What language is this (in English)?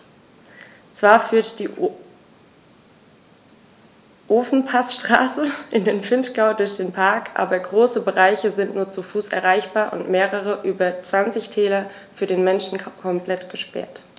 German